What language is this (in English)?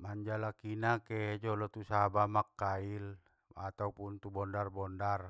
Batak Mandailing